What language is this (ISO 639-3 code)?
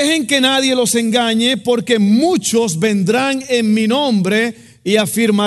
spa